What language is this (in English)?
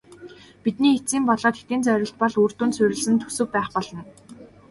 Mongolian